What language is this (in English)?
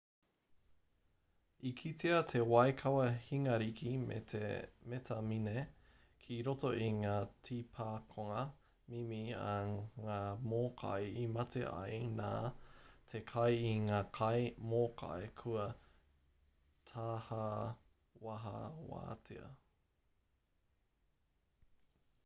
Māori